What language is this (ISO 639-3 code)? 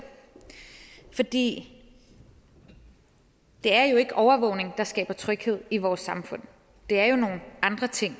dan